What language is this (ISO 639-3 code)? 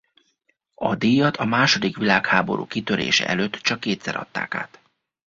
hun